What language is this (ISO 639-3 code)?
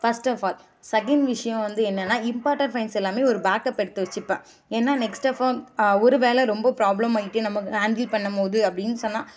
tam